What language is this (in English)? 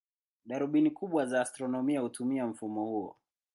Swahili